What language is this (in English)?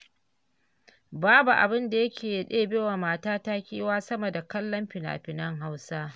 Hausa